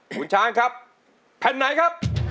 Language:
Thai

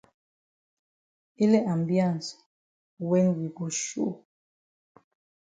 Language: Cameroon Pidgin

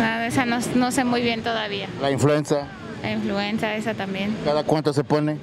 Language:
Spanish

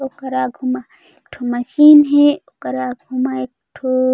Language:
Chhattisgarhi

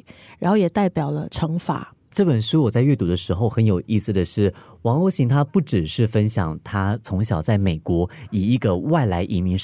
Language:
Chinese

